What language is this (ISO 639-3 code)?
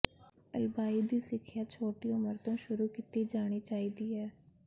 pan